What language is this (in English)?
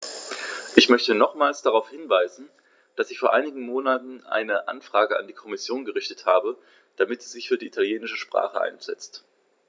German